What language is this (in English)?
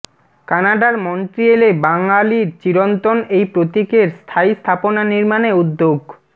Bangla